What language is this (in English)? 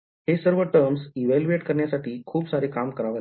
Marathi